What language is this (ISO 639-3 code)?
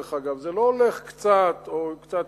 heb